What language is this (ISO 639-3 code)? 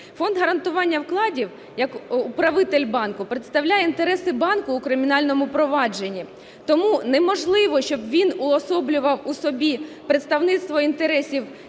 ukr